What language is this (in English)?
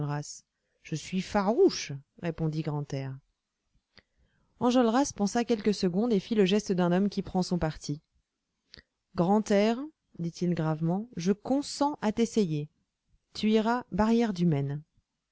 French